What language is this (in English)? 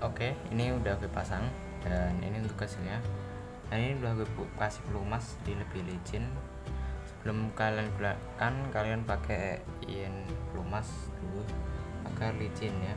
Indonesian